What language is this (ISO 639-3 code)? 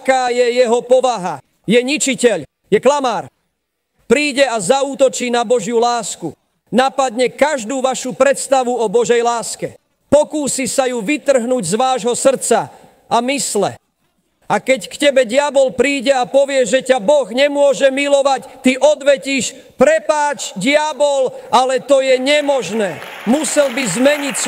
slk